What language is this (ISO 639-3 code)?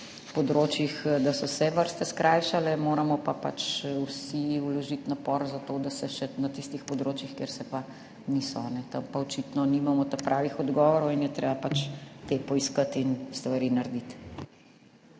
slv